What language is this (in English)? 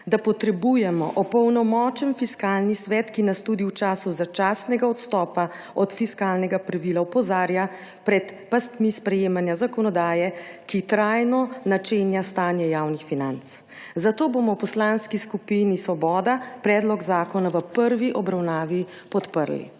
Slovenian